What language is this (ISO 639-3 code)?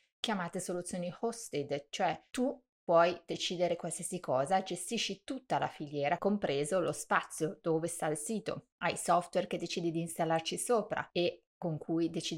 ita